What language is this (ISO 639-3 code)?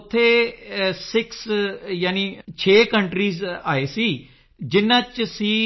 pan